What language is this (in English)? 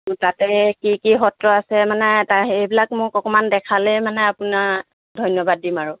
Assamese